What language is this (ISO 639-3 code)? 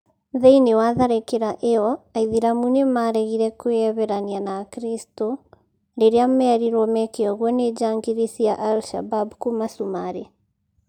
kik